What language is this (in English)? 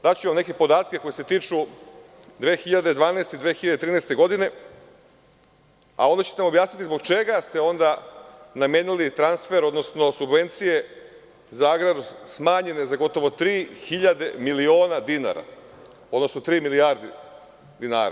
Serbian